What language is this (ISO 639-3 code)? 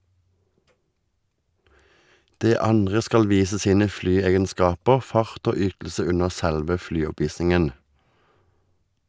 nor